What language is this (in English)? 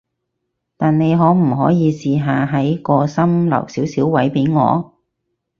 Cantonese